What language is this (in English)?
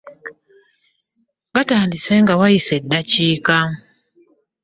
Ganda